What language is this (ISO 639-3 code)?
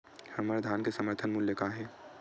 hne